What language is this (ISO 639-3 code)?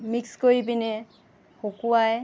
asm